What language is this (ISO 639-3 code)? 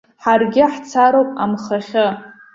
abk